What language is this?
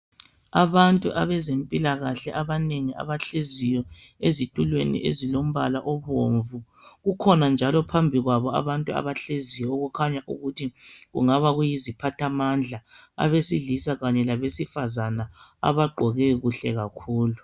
North Ndebele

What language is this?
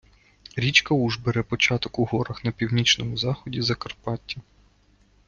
Ukrainian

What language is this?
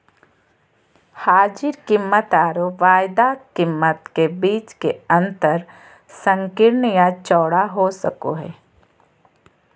Magahi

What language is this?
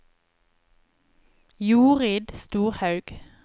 Norwegian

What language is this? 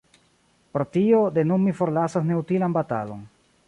Esperanto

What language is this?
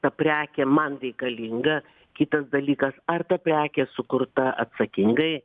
Lithuanian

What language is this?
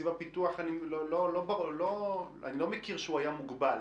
Hebrew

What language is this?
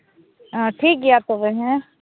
Santali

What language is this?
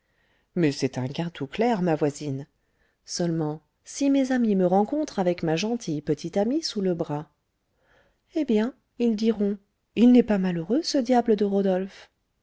French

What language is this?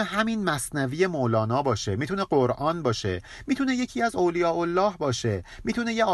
Persian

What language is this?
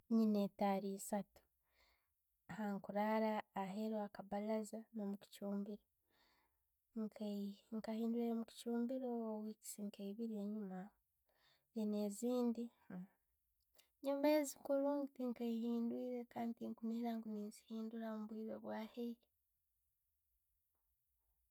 Tooro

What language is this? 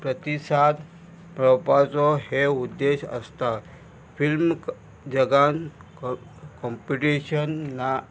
Konkani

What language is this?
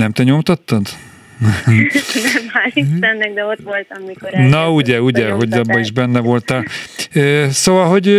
Hungarian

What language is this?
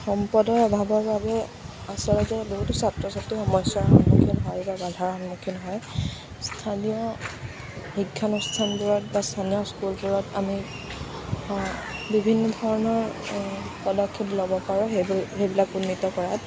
Assamese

